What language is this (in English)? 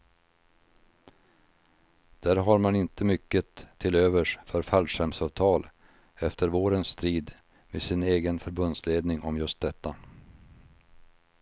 Swedish